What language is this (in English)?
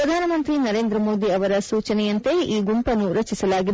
Kannada